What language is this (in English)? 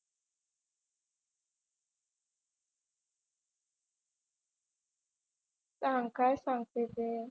Marathi